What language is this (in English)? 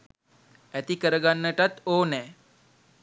Sinhala